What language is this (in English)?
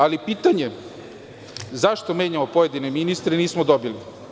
Serbian